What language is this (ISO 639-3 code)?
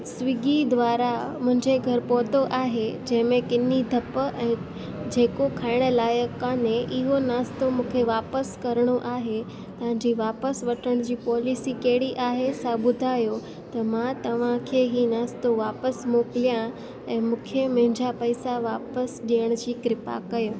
snd